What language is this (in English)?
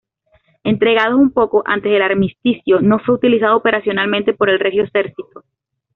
Spanish